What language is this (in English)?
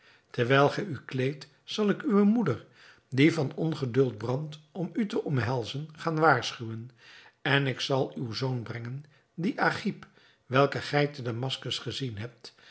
Dutch